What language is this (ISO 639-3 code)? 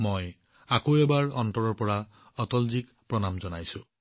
asm